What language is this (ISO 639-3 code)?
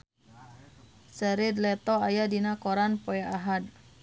sun